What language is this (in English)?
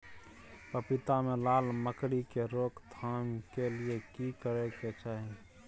Maithili